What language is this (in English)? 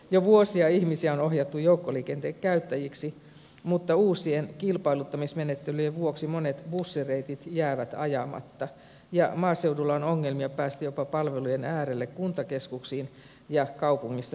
Finnish